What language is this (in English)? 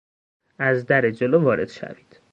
Persian